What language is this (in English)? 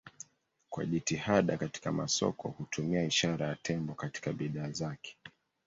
Swahili